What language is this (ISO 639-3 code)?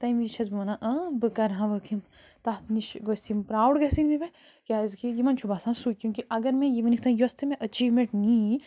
kas